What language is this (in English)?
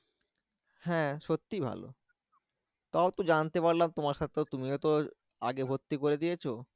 Bangla